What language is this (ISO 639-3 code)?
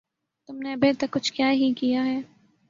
urd